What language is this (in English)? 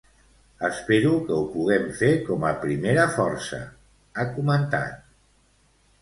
Catalan